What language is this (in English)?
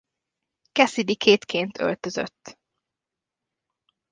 Hungarian